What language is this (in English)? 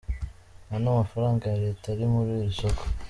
Kinyarwanda